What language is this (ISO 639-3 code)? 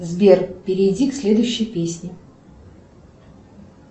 rus